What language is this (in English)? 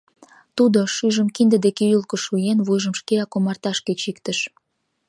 Mari